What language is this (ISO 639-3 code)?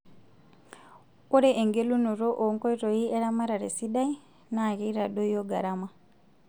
mas